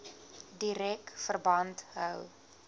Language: Afrikaans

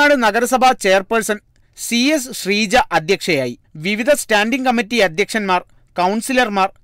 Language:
Malayalam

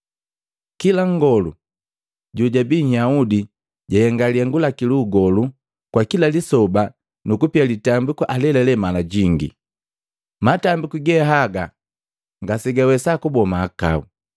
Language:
Matengo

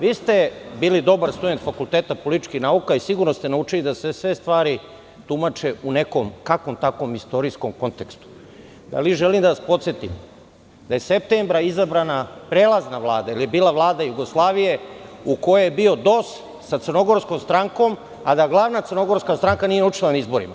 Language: Serbian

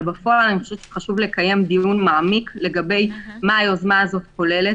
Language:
Hebrew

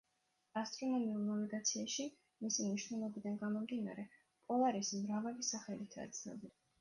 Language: Georgian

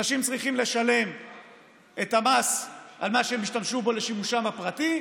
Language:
Hebrew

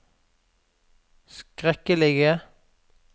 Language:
Norwegian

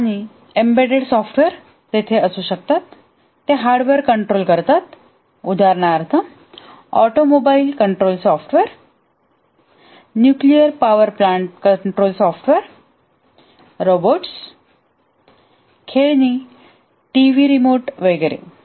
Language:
Marathi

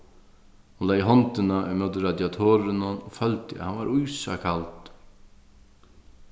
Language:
Faroese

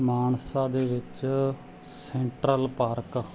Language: Punjabi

